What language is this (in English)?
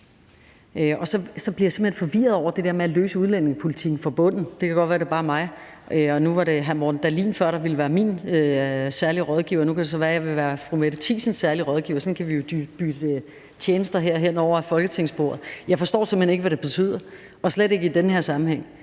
Danish